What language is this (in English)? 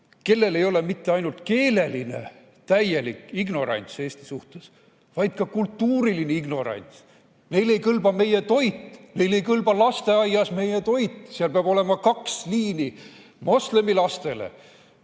Estonian